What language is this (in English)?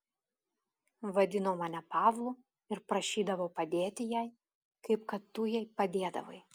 Lithuanian